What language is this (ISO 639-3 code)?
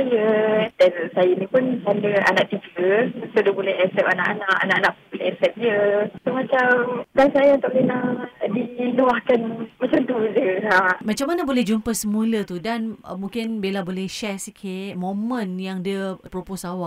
msa